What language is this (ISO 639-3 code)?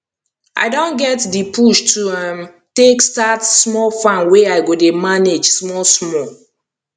pcm